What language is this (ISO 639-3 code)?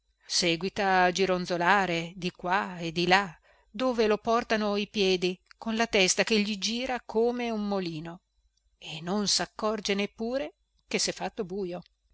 ita